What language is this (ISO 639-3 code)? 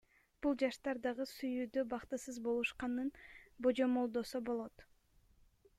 kir